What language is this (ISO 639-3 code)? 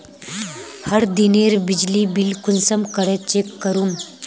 mag